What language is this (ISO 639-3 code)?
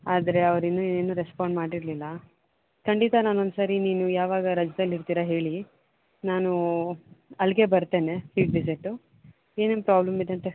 kan